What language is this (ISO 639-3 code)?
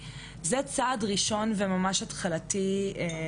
heb